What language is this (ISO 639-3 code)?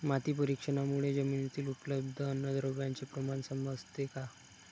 mar